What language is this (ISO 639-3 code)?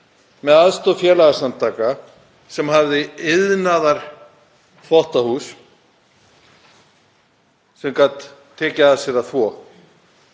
isl